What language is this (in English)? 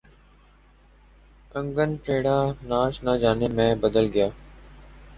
Urdu